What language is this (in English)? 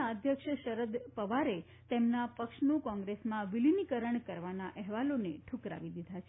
Gujarati